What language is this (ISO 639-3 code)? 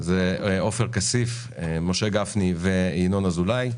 heb